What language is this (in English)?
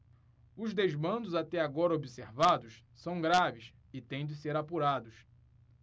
Portuguese